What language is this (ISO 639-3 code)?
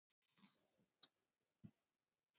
isl